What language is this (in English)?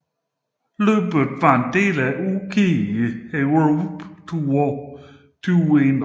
Danish